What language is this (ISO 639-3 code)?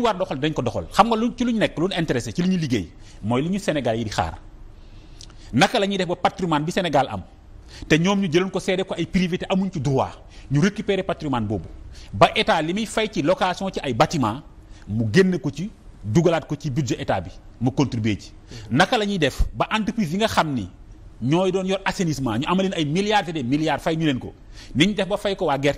fra